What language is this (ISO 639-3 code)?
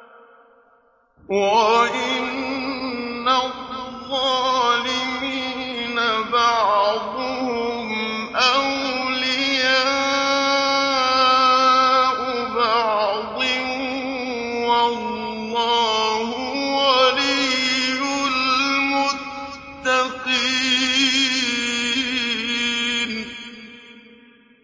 ara